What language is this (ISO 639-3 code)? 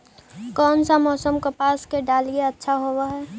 mag